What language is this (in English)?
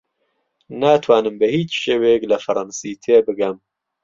Central Kurdish